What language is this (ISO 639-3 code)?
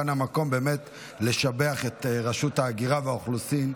heb